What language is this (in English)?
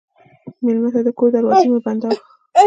Pashto